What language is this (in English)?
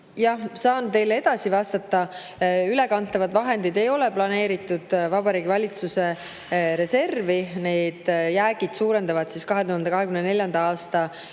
Estonian